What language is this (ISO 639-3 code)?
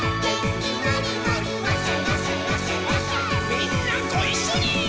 jpn